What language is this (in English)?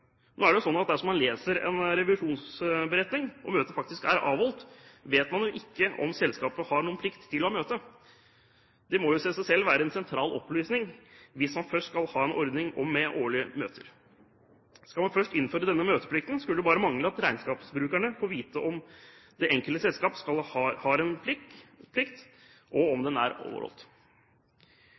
Norwegian Bokmål